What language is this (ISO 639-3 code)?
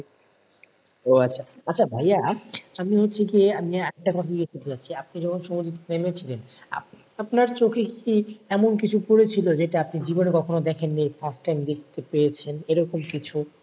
ben